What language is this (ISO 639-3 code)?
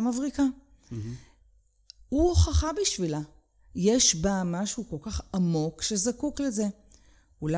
heb